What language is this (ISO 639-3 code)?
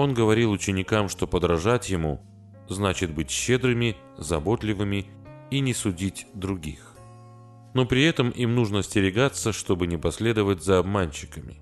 rus